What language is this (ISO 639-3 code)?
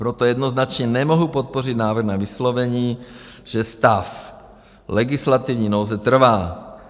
ces